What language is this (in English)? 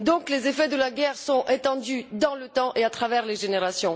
French